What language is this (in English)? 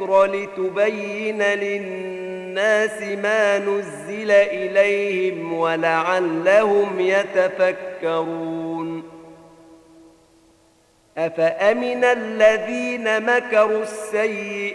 Arabic